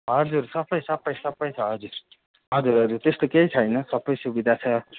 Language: Nepali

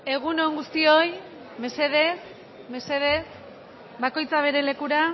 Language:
Basque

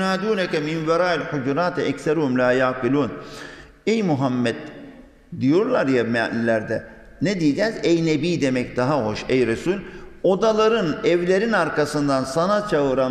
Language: Turkish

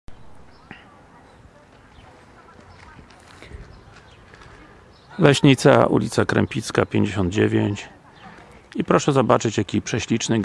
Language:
Polish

